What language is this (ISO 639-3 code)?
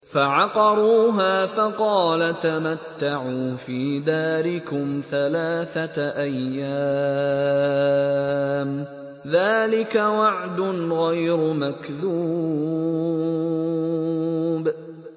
ara